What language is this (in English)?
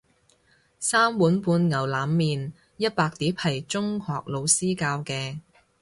Cantonese